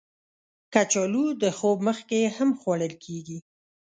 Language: Pashto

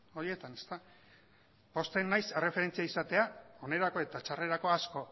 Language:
Basque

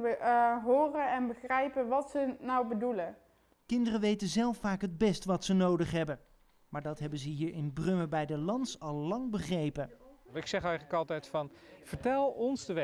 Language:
Dutch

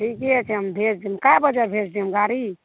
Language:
Maithili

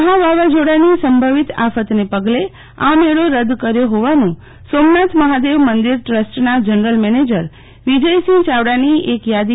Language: Gujarati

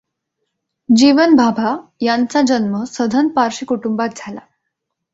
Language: Marathi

